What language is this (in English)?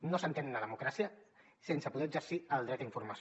Catalan